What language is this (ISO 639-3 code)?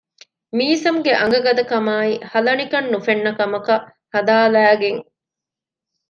div